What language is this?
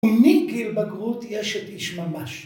Hebrew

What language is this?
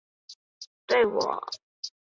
Chinese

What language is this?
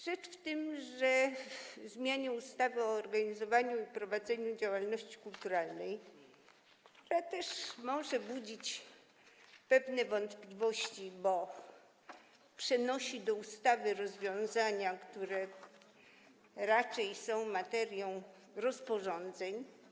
Polish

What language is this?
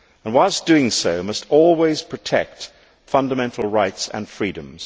English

